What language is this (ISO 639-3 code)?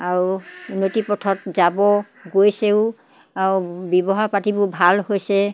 asm